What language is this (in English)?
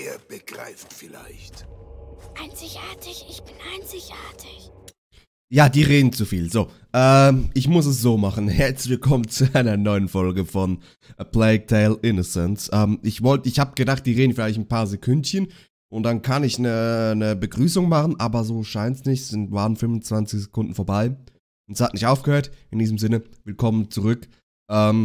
German